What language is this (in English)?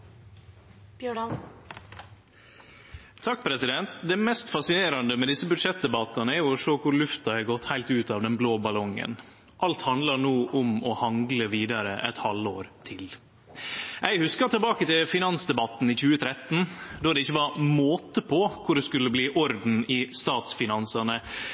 Norwegian Nynorsk